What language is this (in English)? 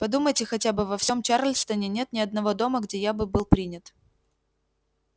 Russian